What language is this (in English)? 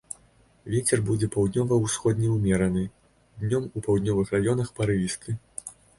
Belarusian